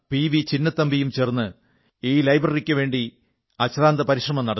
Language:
Malayalam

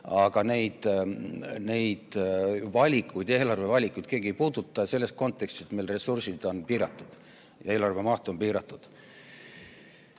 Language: Estonian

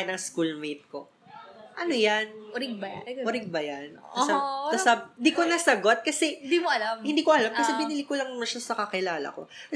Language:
Filipino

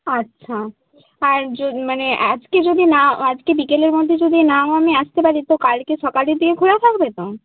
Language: Bangla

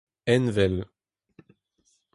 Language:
Breton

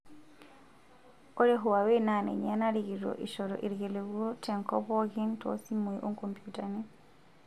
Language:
Masai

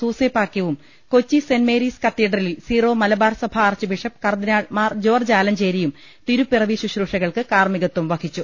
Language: Malayalam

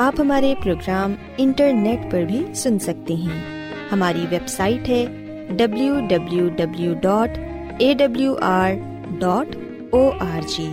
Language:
Urdu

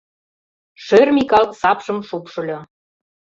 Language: Mari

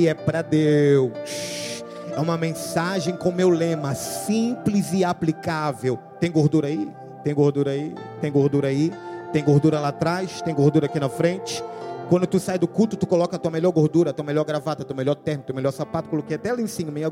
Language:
Portuguese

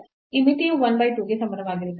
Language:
Kannada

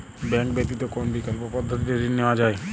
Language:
Bangla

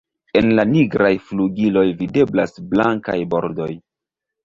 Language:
Esperanto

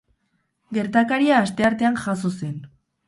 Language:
Basque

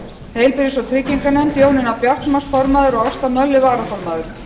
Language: Icelandic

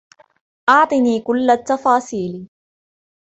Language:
Arabic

